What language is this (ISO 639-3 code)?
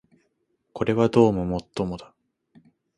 jpn